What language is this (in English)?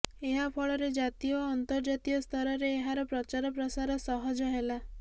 Odia